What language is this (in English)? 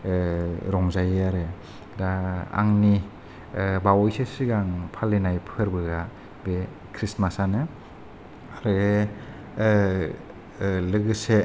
Bodo